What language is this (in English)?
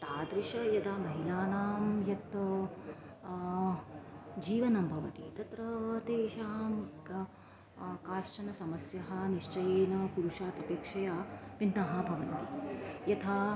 Sanskrit